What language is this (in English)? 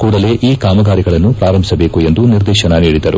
Kannada